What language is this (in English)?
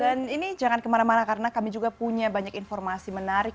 Indonesian